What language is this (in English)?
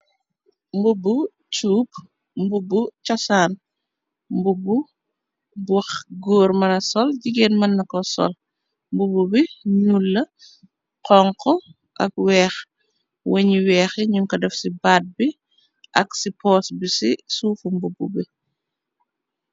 Wolof